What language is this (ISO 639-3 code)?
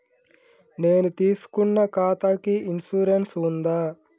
tel